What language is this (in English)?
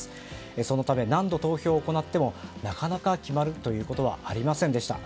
Japanese